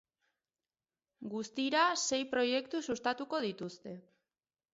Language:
Basque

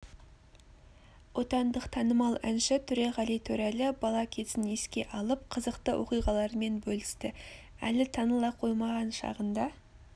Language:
Kazakh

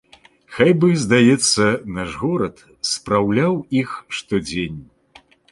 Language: Belarusian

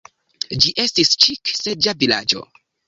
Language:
Esperanto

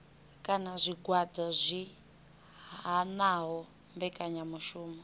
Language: Venda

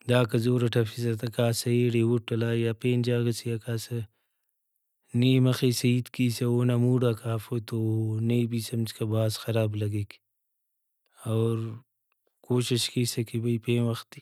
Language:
Brahui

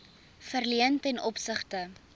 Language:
Afrikaans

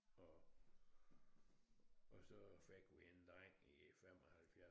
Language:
Danish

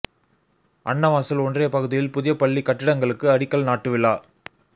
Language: Tamil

